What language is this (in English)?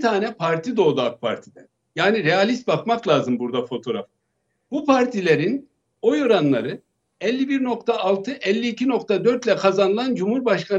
Turkish